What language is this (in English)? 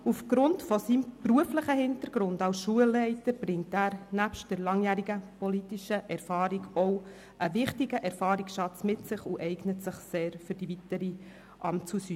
Swiss German